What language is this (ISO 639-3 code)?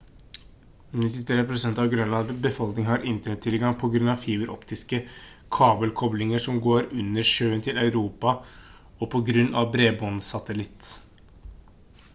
nob